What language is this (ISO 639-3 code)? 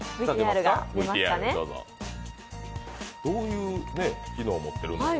jpn